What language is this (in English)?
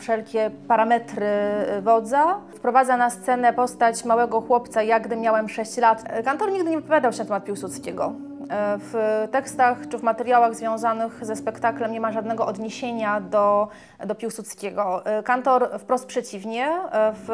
Polish